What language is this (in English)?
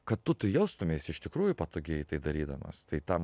Lithuanian